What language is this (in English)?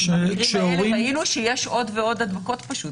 Hebrew